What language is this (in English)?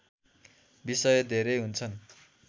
Nepali